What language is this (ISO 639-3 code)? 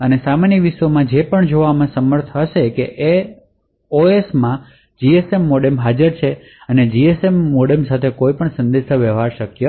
guj